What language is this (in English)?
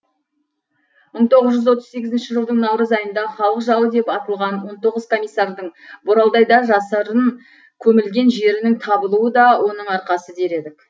Kazakh